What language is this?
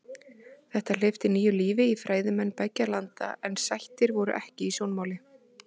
Icelandic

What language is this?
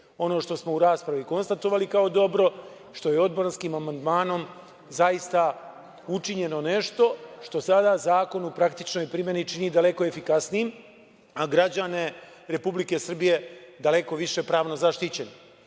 Serbian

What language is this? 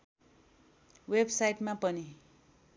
Nepali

